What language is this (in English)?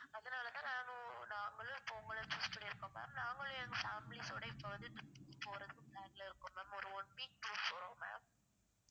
Tamil